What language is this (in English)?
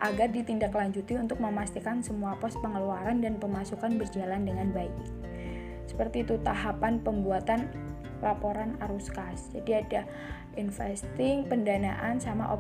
Indonesian